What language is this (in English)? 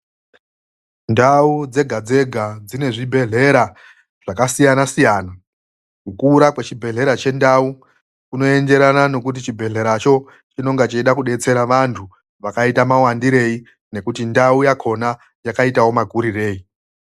Ndau